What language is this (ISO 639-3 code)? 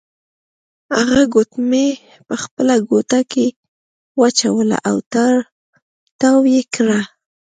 pus